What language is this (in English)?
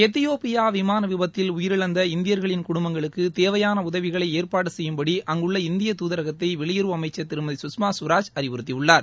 Tamil